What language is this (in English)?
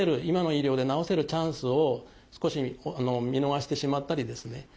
Japanese